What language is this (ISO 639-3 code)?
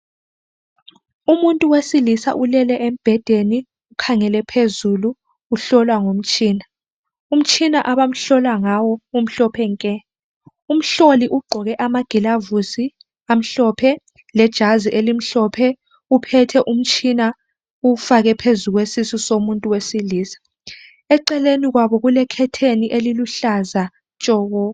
nde